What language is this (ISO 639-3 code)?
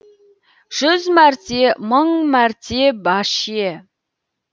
kaz